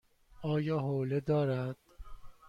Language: Persian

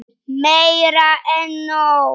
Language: Icelandic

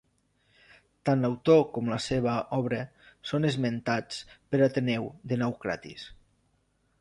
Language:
Catalan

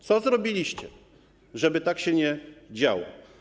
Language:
Polish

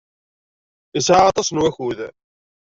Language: Kabyle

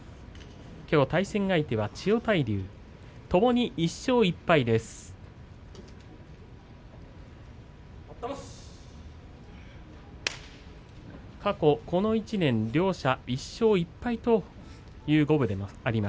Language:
Japanese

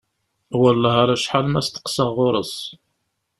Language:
Kabyle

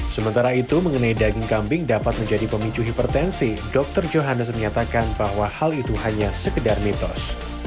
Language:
Indonesian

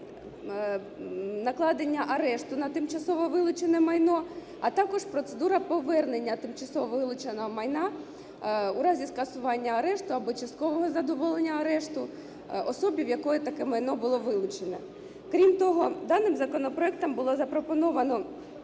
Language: Ukrainian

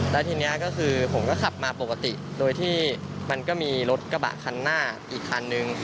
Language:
Thai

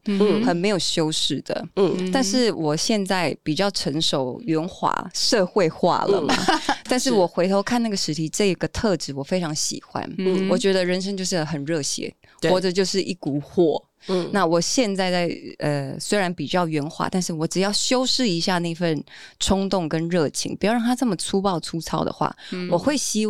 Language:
Chinese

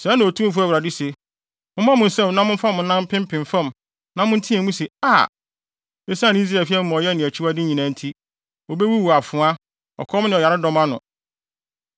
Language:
Akan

